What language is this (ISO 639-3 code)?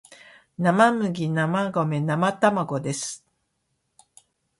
jpn